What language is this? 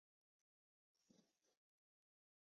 Chinese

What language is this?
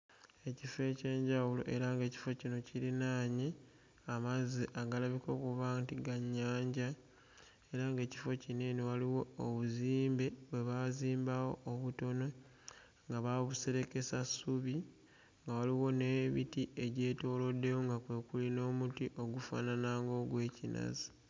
Ganda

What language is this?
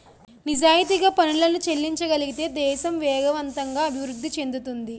Telugu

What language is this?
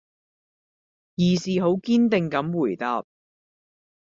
Cantonese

